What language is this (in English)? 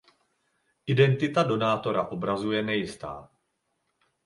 Czech